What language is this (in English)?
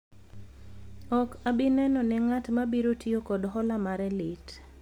Luo (Kenya and Tanzania)